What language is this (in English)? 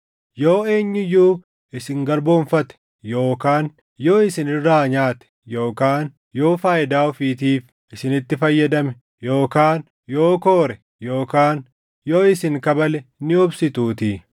Oromo